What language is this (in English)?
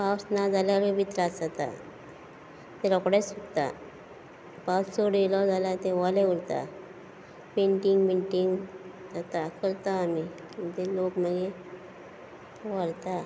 Konkani